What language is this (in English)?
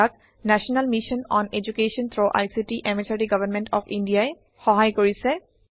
Assamese